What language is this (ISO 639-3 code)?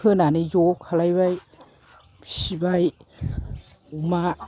brx